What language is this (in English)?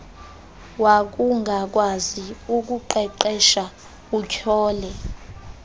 Xhosa